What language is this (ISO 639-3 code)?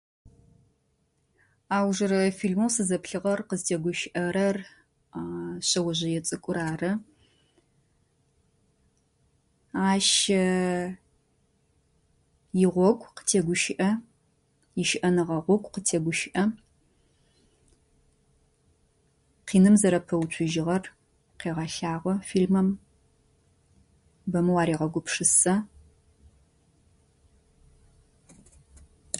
ady